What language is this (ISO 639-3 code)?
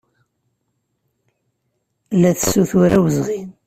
kab